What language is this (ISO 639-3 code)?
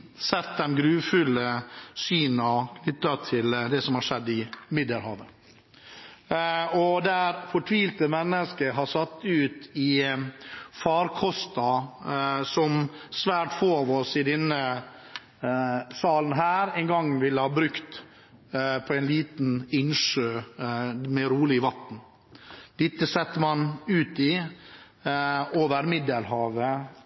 nob